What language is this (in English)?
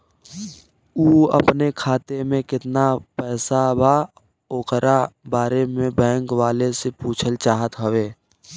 Bhojpuri